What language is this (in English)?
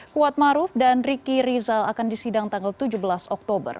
Indonesian